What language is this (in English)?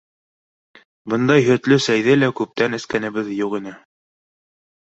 Bashkir